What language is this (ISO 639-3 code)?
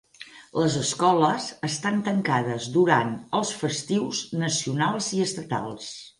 cat